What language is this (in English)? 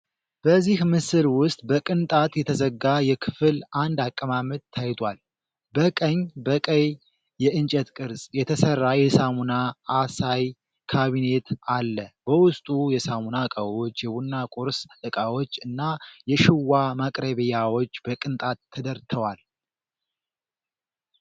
Amharic